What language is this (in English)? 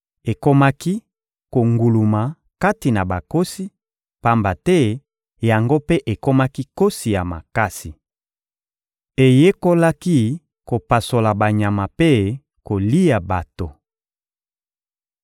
Lingala